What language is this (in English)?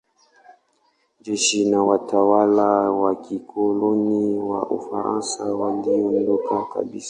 Swahili